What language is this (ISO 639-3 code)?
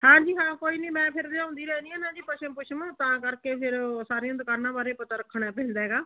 pan